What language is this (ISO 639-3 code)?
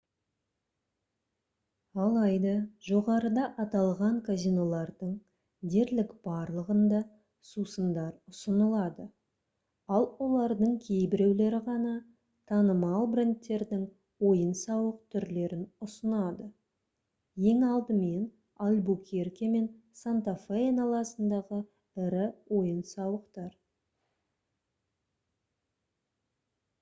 kaz